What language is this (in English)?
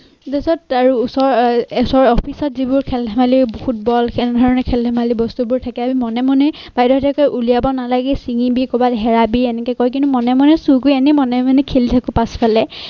Assamese